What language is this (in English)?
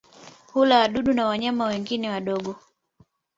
Swahili